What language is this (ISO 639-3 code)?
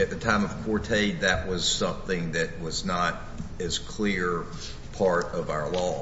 eng